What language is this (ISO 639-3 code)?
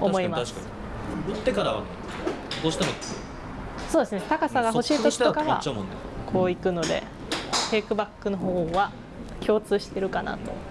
jpn